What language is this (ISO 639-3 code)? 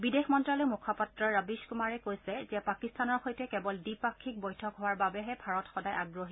asm